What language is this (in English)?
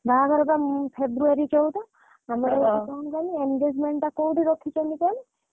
Odia